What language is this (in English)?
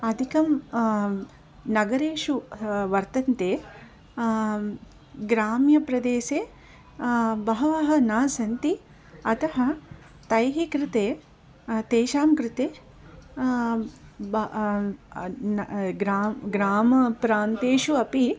Sanskrit